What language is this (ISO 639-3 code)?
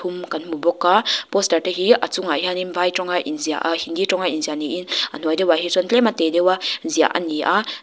lus